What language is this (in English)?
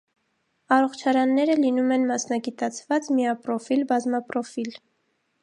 Armenian